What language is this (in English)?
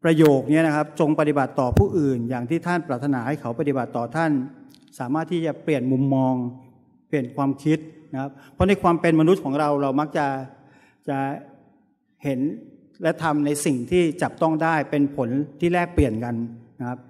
Thai